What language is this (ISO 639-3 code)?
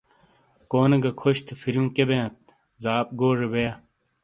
scl